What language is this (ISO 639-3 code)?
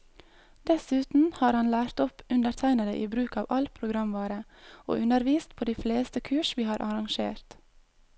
nor